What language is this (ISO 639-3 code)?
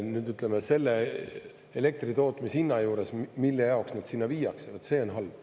est